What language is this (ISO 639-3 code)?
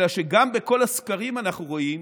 heb